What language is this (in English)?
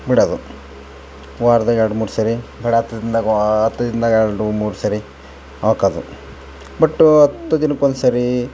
Kannada